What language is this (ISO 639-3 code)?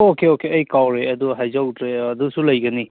mni